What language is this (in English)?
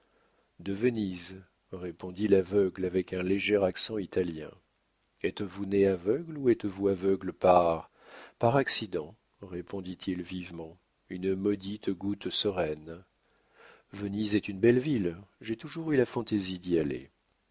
French